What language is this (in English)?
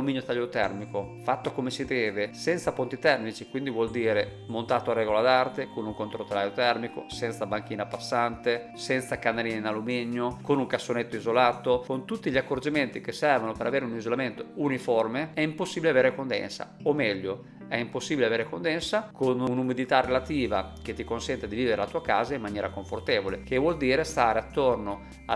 Italian